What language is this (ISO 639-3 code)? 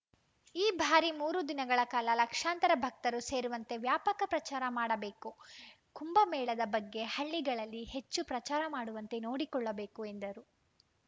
kan